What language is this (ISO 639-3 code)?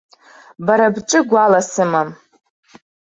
abk